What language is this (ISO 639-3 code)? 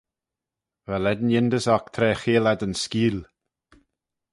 glv